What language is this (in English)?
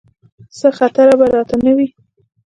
Pashto